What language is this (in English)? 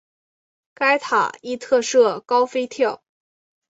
Chinese